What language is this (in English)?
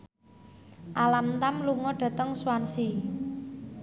Javanese